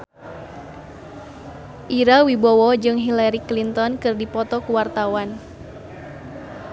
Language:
Sundanese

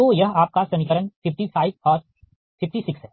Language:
Hindi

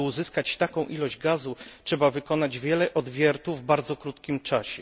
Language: Polish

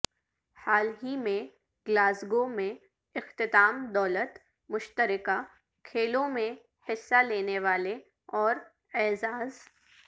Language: Urdu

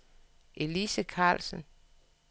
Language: Danish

